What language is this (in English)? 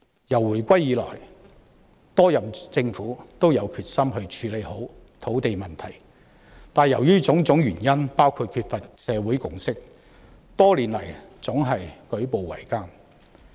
Cantonese